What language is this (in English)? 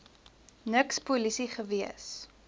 Afrikaans